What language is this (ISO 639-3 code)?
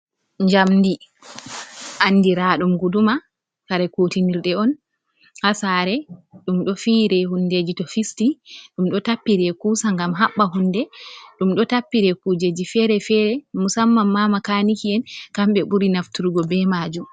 ful